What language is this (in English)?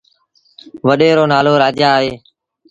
Sindhi Bhil